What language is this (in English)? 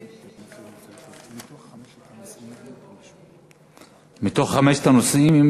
Hebrew